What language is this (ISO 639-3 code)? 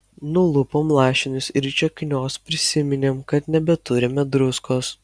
lit